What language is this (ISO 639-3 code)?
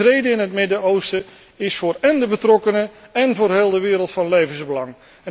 nld